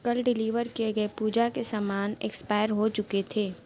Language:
Urdu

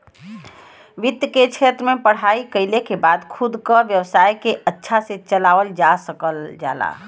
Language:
Bhojpuri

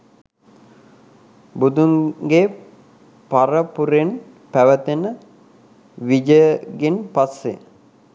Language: Sinhala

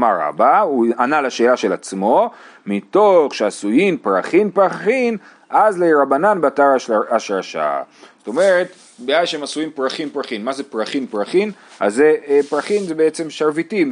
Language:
Hebrew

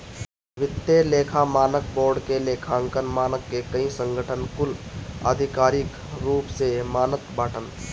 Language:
Bhojpuri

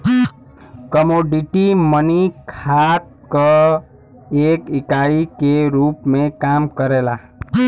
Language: Bhojpuri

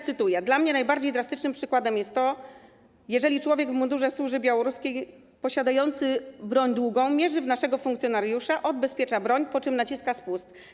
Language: Polish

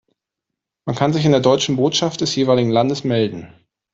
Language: German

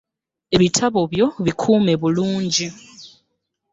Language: Ganda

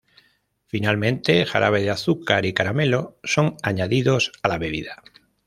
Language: Spanish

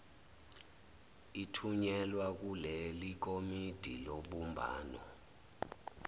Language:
Zulu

